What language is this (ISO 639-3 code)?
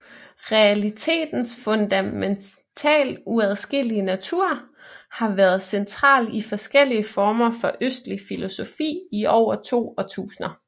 dan